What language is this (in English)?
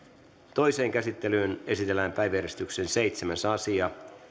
Finnish